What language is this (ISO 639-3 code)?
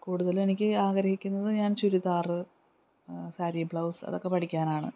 mal